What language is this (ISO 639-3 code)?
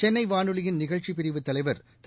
tam